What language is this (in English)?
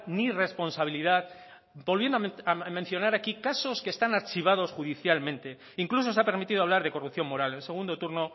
Spanish